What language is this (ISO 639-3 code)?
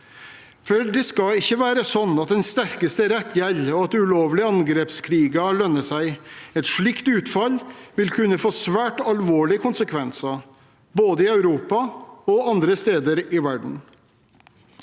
nor